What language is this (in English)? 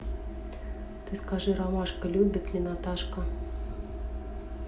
Russian